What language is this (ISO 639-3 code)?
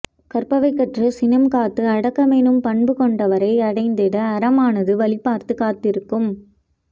tam